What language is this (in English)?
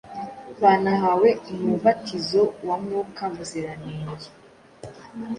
Kinyarwanda